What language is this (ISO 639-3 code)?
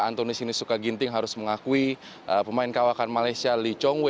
ind